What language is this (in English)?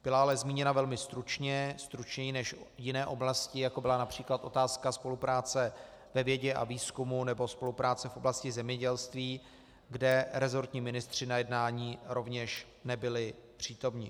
Czech